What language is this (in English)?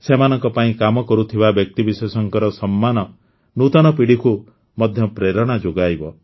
Odia